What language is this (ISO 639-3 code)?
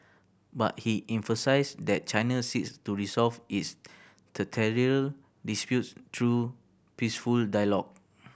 eng